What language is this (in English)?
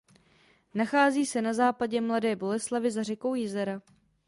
Czech